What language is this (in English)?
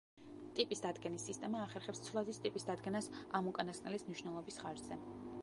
Georgian